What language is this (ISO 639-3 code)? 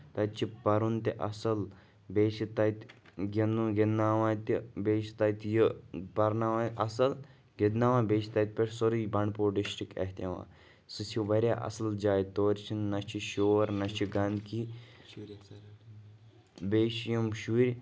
kas